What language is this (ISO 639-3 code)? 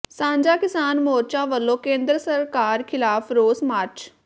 pan